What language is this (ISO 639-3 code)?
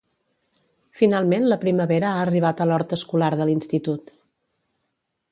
cat